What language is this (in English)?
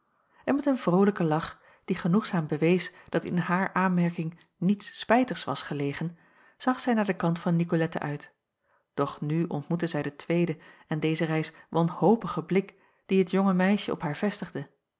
Dutch